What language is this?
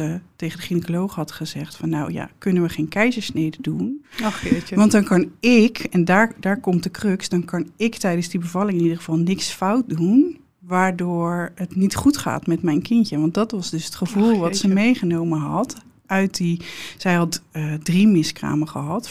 Dutch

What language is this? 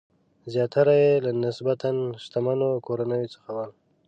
Pashto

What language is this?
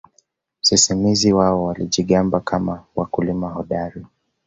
Swahili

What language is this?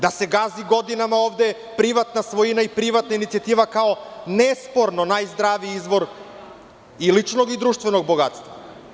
Serbian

